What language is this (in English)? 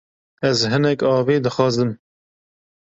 Kurdish